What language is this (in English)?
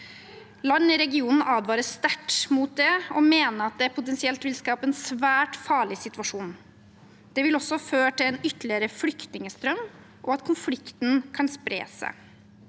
Norwegian